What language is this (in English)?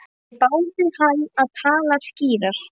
Icelandic